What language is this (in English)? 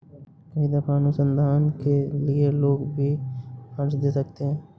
Hindi